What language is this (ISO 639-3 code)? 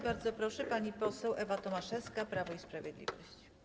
pol